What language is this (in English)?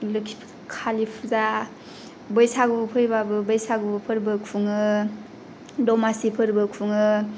Bodo